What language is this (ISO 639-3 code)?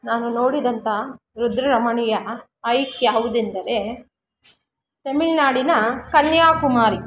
kan